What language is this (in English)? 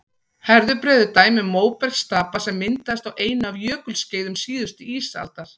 Icelandic